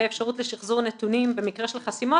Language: Hebrew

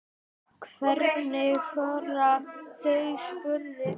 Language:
Icelandic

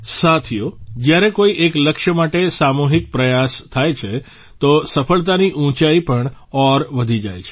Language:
Gujarati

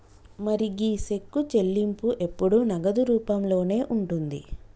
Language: Telugu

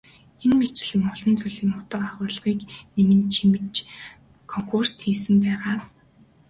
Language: Mongolian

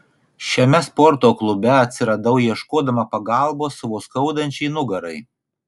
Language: Lithuanian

